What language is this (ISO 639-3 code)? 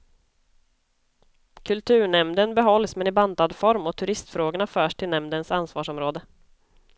swe